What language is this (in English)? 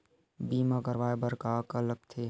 Chhattisgarhi